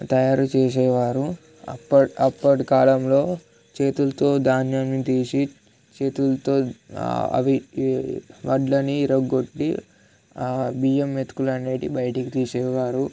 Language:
Telugu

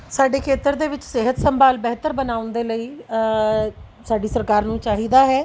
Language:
Punjabi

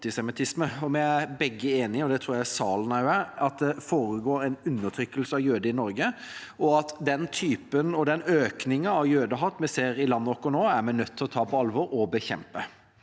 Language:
Norwegian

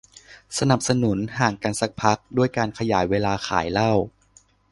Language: Thai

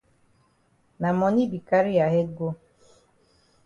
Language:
Cameroon Pidgin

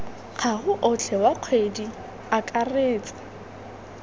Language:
Tswana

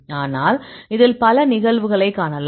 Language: Tamil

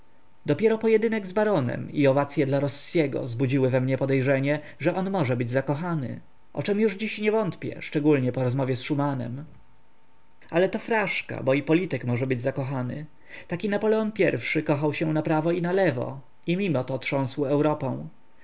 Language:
Polish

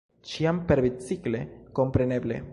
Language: Esperanto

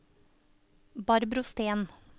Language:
Norwegian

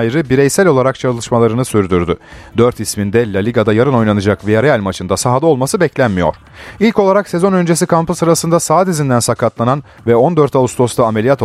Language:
Turkish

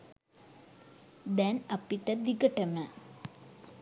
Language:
Sinhala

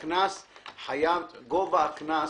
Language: Hebrew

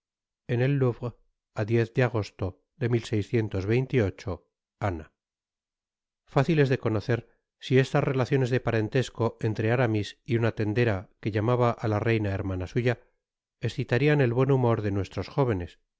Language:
Spanish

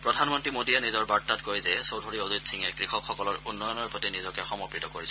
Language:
Assamese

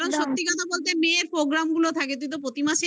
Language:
Bangla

